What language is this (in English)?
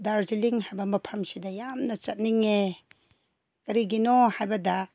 Manipuri